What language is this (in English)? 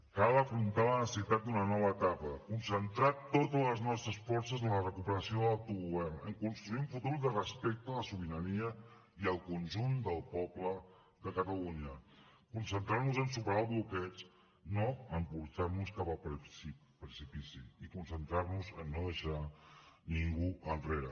Catalan